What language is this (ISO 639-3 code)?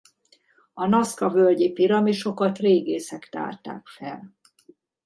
hun